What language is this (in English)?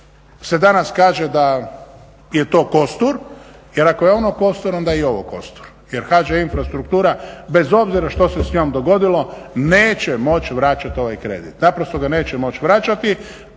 Croatian